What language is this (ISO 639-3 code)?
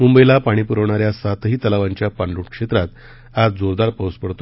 mar